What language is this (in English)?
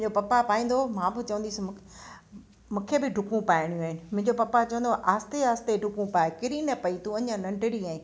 Sindhi